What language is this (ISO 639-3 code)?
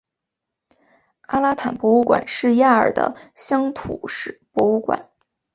zho